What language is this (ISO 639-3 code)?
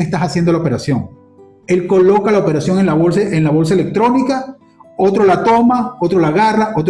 spa